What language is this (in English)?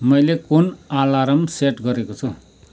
Nepali